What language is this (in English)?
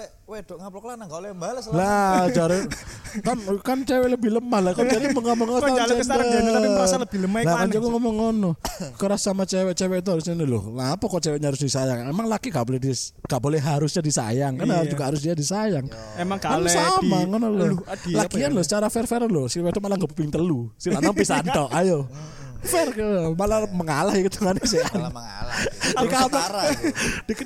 Indonesian